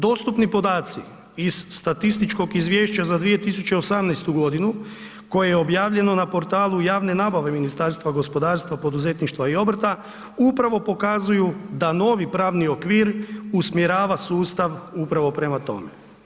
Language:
Croatian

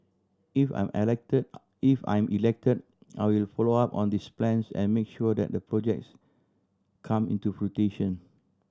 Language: English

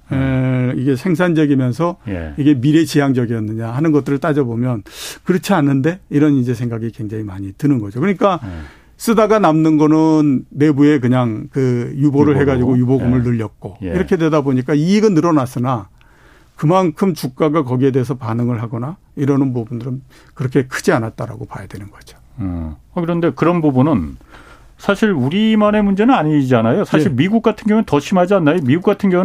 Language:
Korean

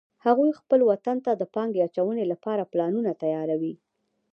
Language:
Pashto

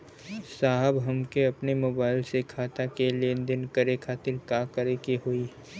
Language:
Bhojpuri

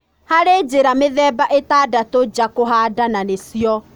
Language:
Kikuyu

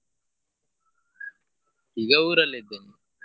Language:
Kannada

